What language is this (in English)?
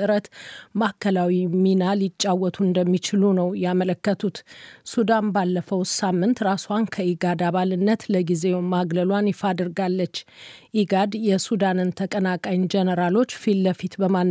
Amharic